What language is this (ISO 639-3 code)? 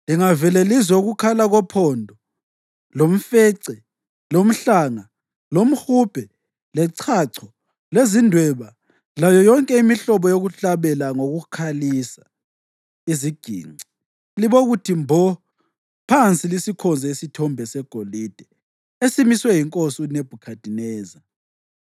nde